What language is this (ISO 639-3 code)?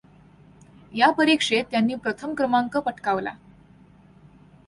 mar